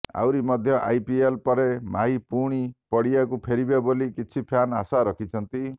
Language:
Odia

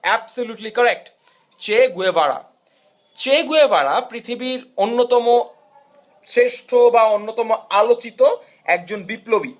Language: Bangla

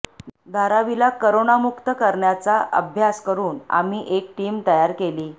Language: Marathi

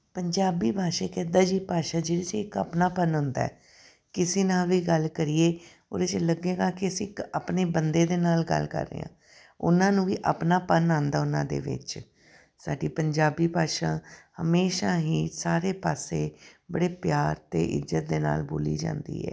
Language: Punjabi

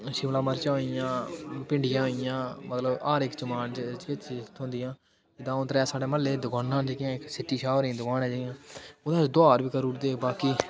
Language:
Dogri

